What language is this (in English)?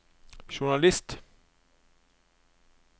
Norwegian